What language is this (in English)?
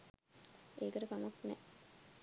Sinhala